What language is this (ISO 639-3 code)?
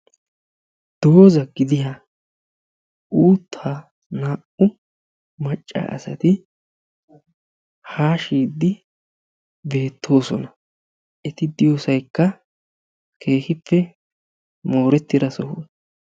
wal